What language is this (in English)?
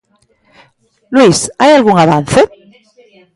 Galician